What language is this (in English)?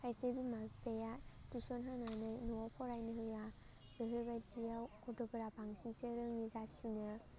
Bodo